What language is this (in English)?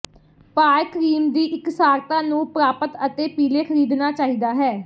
Punjabi